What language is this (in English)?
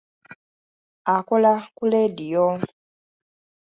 Ganda